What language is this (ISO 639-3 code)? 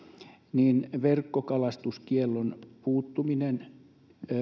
fin